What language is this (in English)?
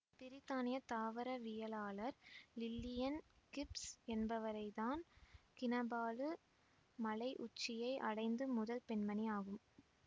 Tamil